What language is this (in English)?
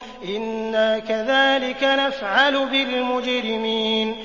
Arabic